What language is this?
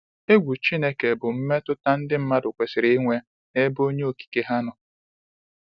Igbo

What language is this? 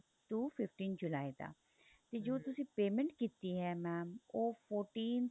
Punjabi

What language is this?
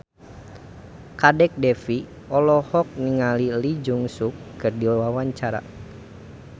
Sundanese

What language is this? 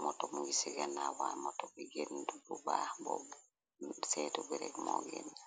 Wolof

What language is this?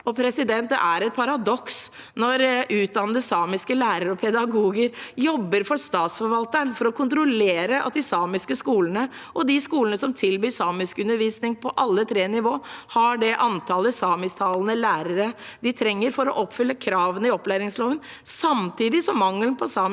Norwegian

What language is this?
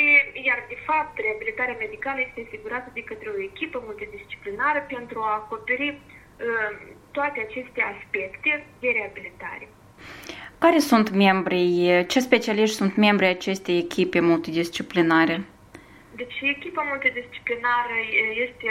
Romanian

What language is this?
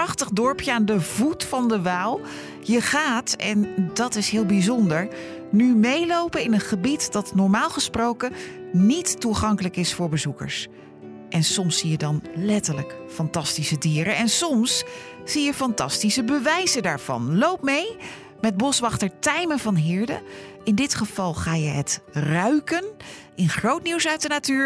Dutch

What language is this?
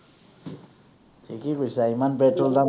Assamese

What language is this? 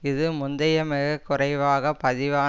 Tamil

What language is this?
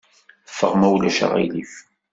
Kabyle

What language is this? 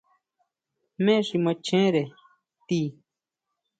Huautla Mazatec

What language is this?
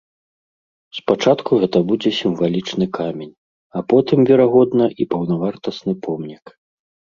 Belarusian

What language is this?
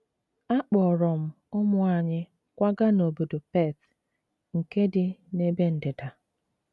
Igbo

